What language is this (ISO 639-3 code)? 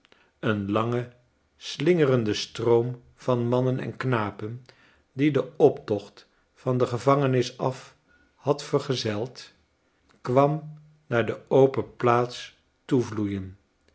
nld